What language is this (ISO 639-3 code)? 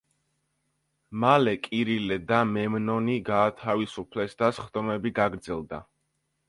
kat